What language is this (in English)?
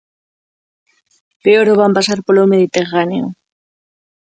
Galician